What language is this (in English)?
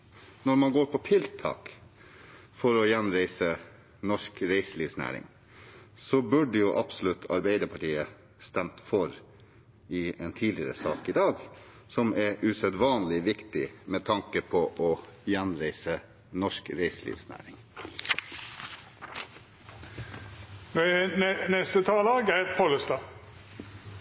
Norwegian